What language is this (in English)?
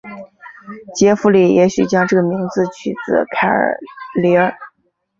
Chinese